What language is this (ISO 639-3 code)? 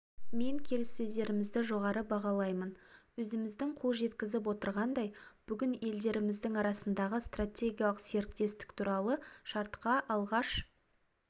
kaz